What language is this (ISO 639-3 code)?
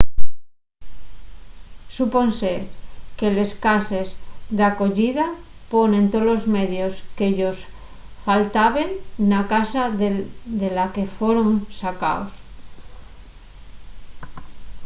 ast